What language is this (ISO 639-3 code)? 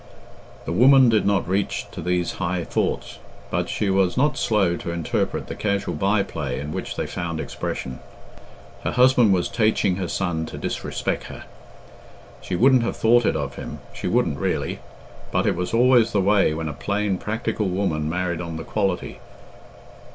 eng